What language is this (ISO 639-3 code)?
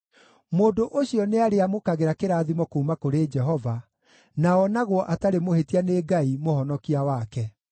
kik